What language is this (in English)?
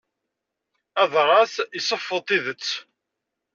Kabyle